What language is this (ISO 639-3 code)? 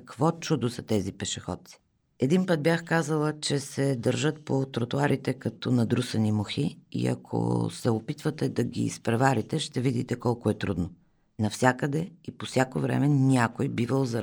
bul